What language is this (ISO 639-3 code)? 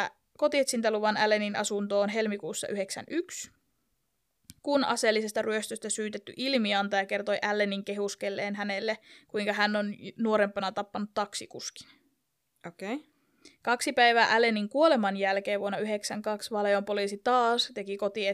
fin